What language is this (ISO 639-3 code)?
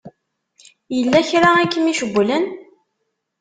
kab